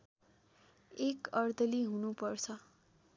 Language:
Nepali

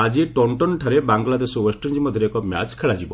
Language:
Odia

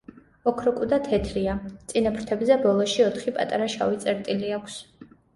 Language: Georgian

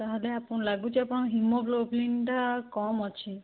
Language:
Odia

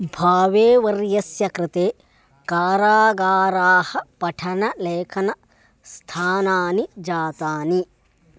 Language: Sanskrit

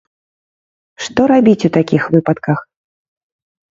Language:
Belarusian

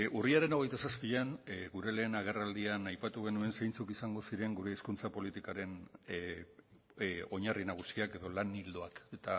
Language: Basque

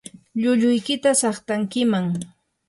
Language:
Yanahuanca Pasco Quechua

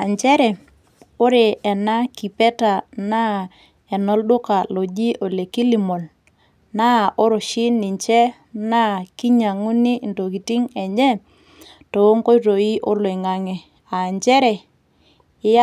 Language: Masai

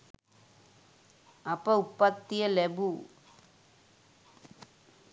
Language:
Sinhala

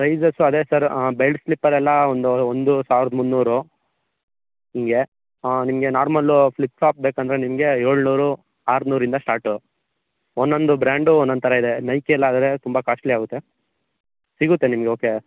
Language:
Kannada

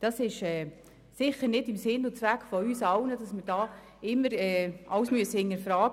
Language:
Swiss German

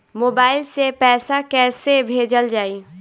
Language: Bhojpuri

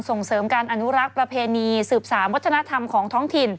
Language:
Thai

